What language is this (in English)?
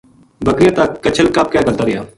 Gujari